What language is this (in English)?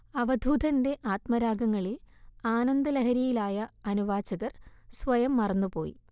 Malayalam